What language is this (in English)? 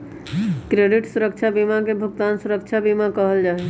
Magahi